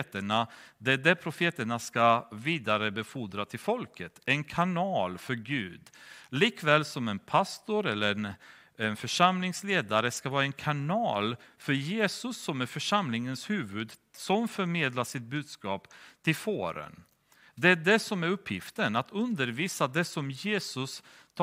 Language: Swedish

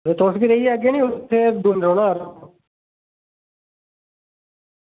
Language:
Dogri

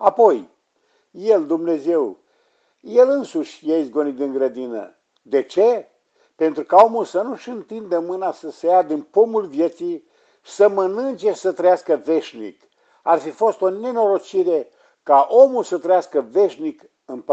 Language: Romanian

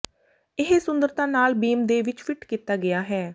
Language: Punjabi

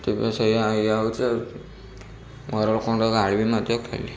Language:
Odia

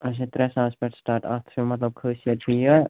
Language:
Kashmiri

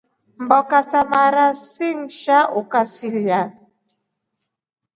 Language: Rombo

